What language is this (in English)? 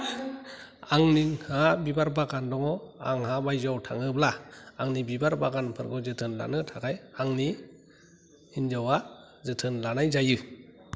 Bodo